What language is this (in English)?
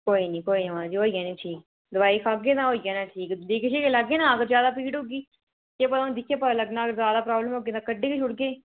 Dogri